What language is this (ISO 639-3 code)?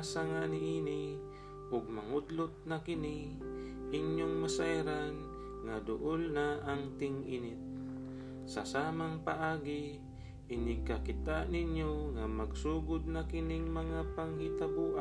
fil